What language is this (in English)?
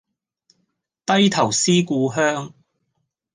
Cantonese